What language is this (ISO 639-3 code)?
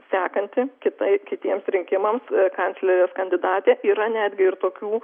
lit